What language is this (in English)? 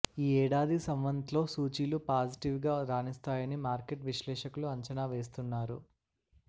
Telugu